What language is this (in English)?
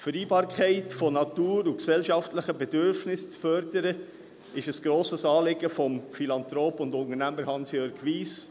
Swiss German